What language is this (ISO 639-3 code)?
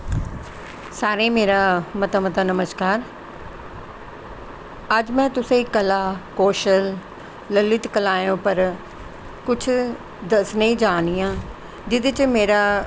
doi